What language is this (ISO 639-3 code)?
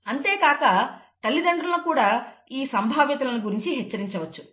tel